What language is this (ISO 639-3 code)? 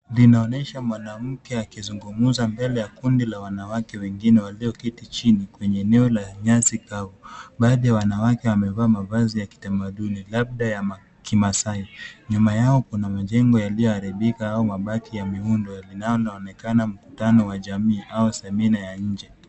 swa